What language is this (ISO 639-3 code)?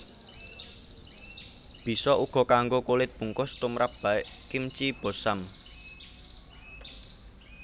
jav